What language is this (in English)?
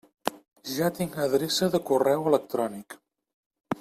Catalan